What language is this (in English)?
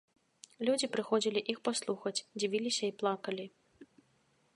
Belarusian